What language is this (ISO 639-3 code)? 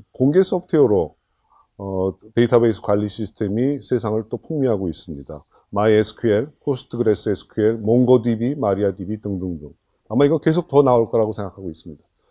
kor